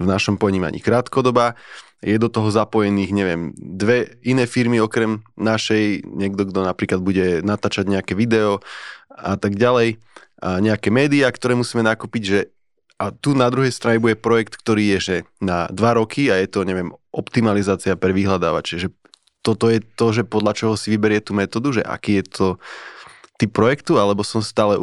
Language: Slovak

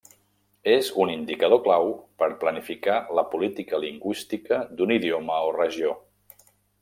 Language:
Catalan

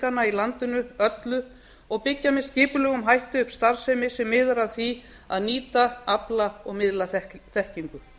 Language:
Icelandic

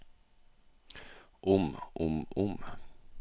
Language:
Norwegian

